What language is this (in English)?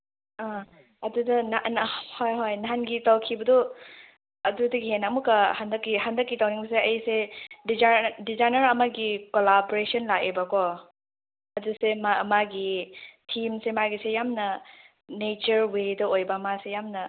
Manipuri